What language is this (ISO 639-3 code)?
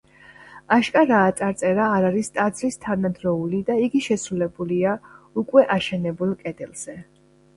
kat